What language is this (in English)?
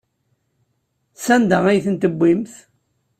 Kabyle